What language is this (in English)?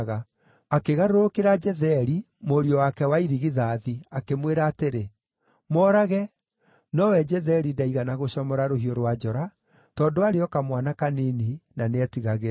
Kikuyu